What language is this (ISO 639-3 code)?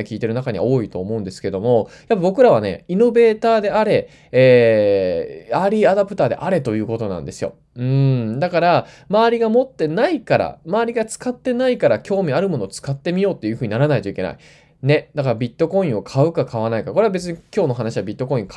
jpn